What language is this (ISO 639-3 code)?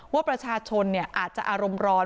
tha